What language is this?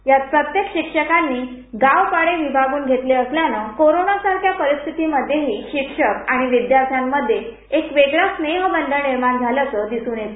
Marathi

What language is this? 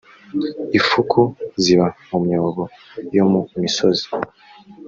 Kinyarwanda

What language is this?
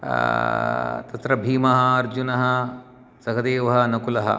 Sanskrit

